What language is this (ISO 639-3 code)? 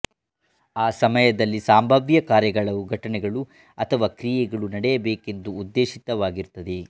kan